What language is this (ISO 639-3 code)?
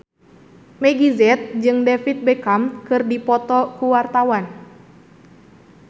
sun